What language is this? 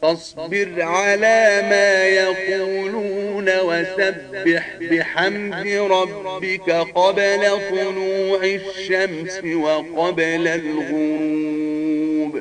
Arabic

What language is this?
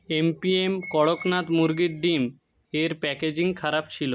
Bangla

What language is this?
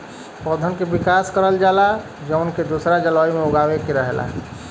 Bhojpuri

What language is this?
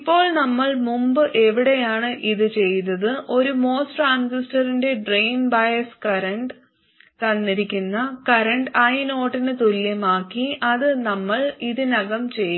Malayalam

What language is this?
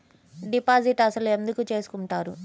Telugu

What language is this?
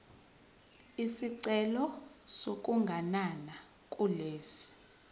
Zulu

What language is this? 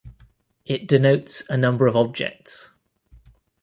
English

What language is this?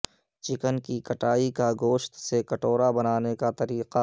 Urdu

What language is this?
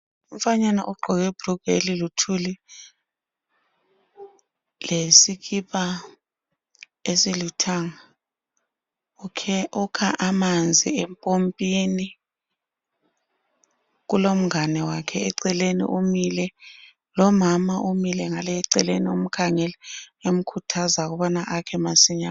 North Ndebele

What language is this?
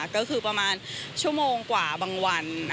Thai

